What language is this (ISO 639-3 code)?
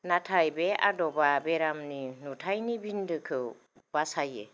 brx